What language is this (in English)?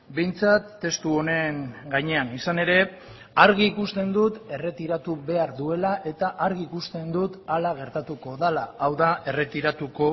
Basque